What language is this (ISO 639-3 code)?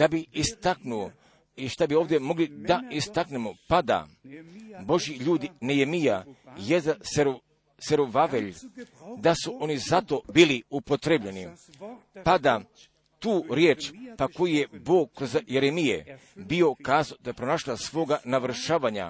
hrv